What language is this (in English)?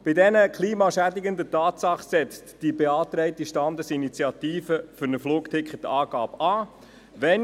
Swiss German